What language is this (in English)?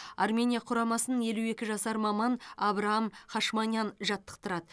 Kazakh